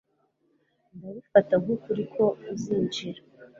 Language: Kinyarwanda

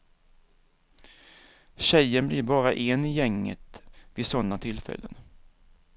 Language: Swedish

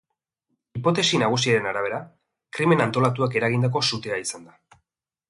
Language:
Basque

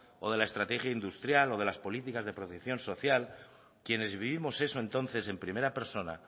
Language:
Spanish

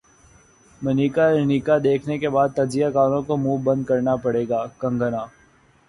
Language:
Urdu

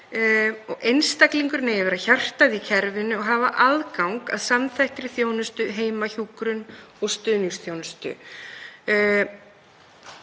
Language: Icelandic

